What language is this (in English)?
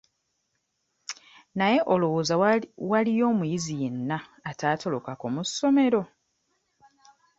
Ganda